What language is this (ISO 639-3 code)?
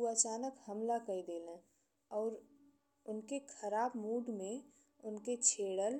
bho